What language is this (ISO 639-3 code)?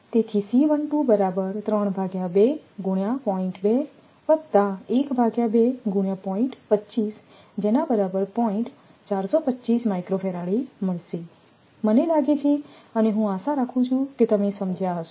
guj